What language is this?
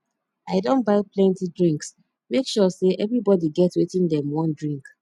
Nigerian Pidgin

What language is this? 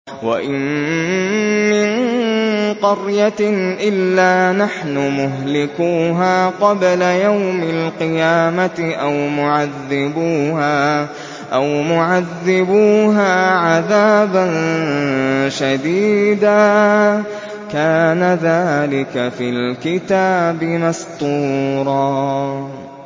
Arabic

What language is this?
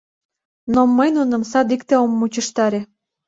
Mari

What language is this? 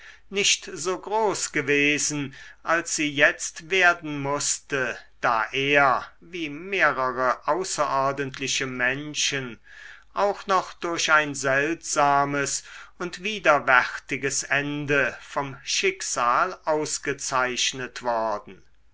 German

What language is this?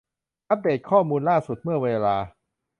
Thai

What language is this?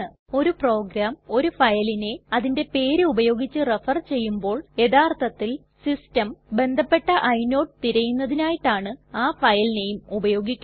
Malayalam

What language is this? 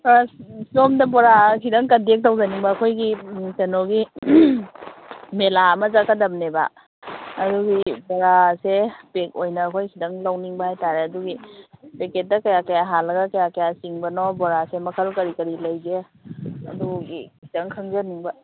Manipuri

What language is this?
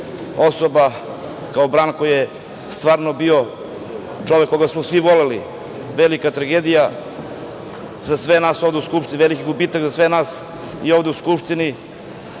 Serbian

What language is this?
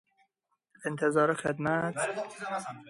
Persian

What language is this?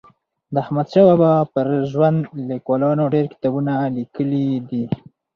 Pashto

